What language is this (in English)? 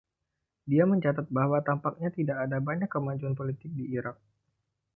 Indonesian